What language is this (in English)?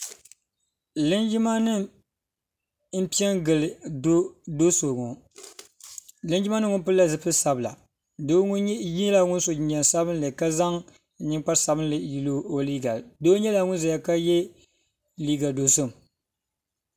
Dagbani